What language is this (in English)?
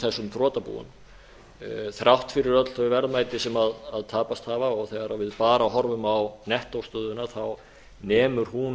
Icelandic